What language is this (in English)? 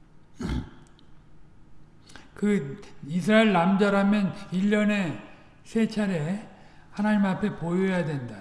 Korean